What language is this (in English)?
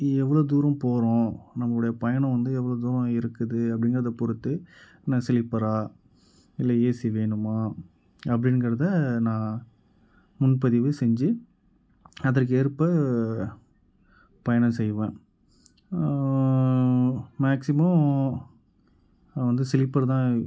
Tamil